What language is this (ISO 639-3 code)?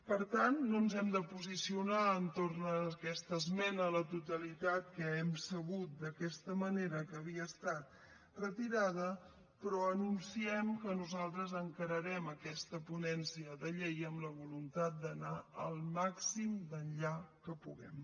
cat